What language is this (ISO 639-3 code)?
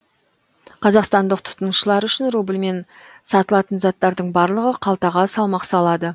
kaz